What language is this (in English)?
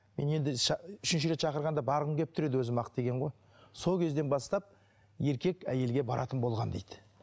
Kazakh